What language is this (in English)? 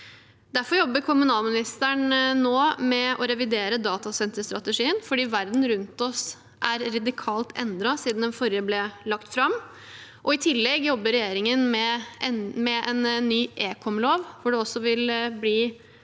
Norwegian